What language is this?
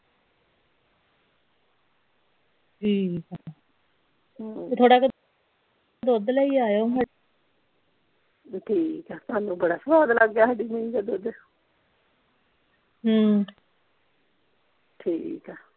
Punjabi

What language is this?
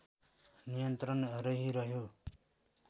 Nepali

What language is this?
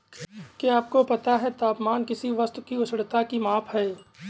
Hindi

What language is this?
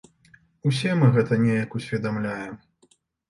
Belarusian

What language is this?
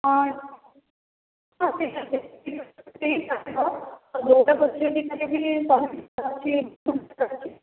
Odia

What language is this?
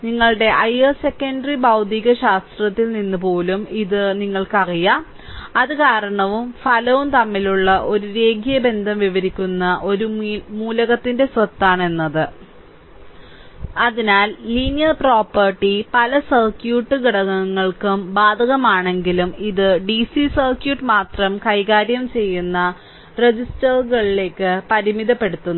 Malayalam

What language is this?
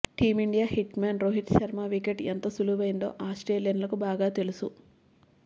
Telugu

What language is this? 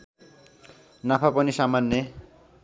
Nepali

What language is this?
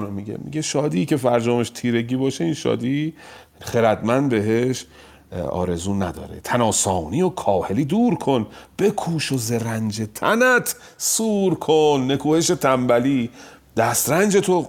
Persian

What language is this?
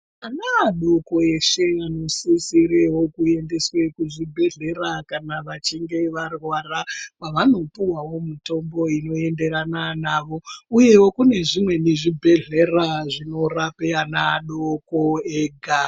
Ndau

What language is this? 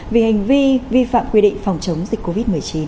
Vietnamese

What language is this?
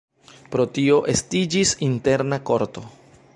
Esperanto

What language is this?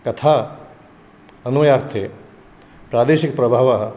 Sanskrit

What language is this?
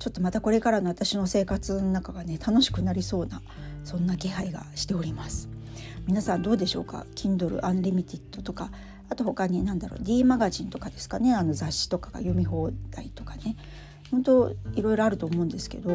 Japanese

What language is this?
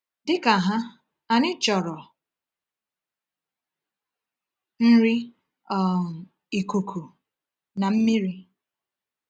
Igbo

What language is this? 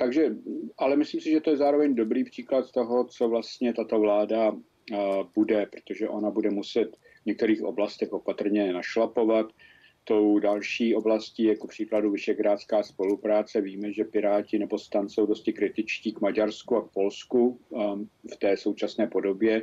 Czech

